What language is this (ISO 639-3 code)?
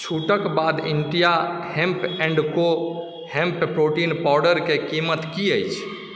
mai